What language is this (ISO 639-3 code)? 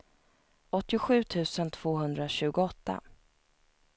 swe